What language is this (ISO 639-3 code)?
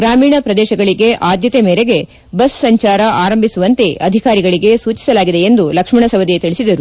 kan